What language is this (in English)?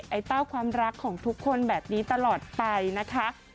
Thai